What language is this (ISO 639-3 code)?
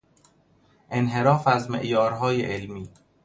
fas